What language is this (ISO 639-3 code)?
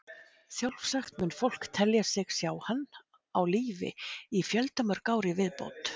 isl